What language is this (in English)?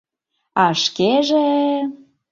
Mari